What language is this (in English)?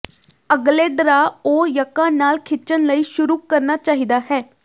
Punjabi